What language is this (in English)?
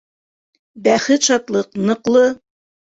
Bashkir